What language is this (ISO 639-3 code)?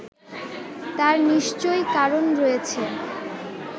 ben